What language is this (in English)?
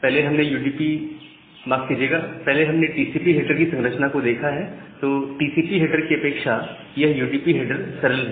Hindi